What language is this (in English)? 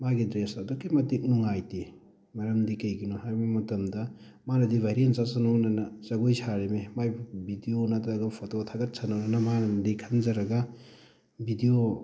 Manipuri